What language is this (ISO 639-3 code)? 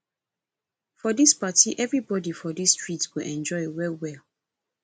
pcm